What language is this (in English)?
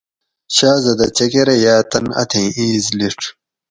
Gawri